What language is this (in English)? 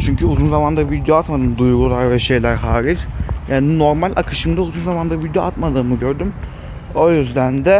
Turkish